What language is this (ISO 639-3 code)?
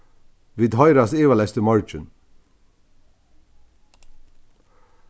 fao